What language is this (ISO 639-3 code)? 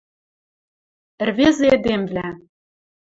mrj